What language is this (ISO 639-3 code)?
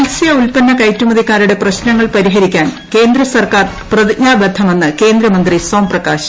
mal